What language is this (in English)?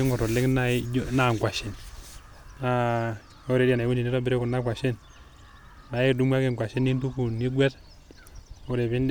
Masai